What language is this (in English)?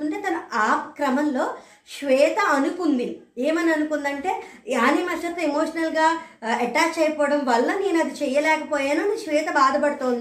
Telugu